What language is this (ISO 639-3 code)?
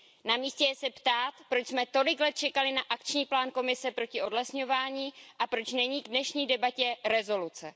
ces